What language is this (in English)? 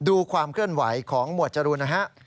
Thai